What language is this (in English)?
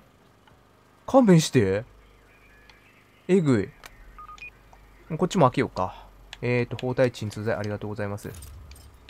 Japanese